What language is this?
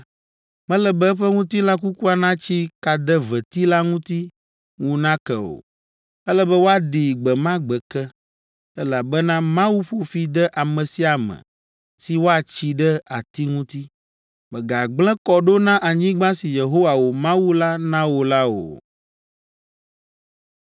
Ewe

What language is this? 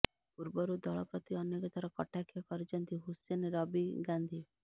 Odia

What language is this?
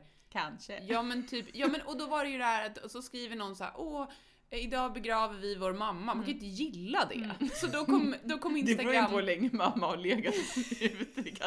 Swedish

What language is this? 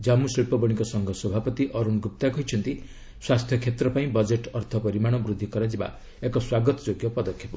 Odia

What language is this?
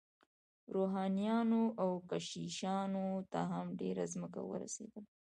Pashto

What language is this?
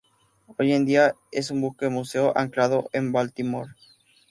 Spanish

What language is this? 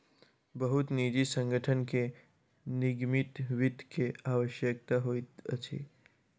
Maithili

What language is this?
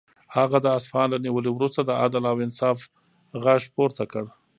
Pashto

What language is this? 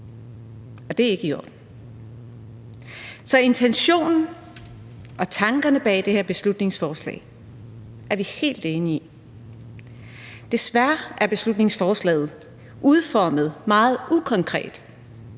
Danish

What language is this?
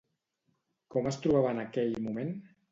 Catalan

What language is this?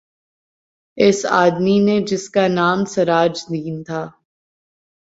Urdu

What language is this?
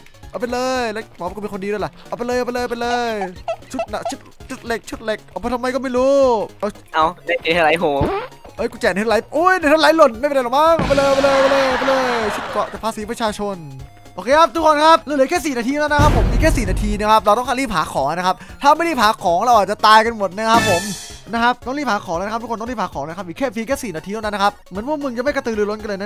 Thai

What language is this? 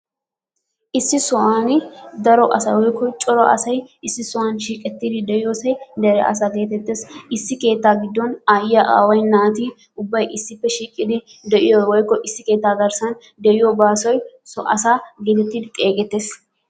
Wolaytta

